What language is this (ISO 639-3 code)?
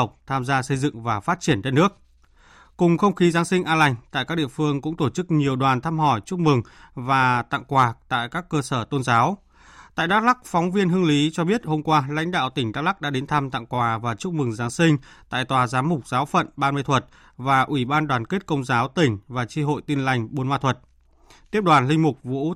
vie